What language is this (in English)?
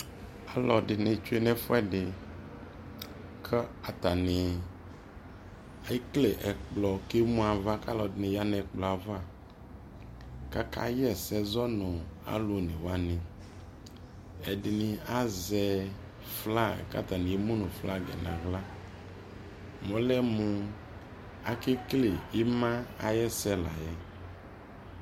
Ikposo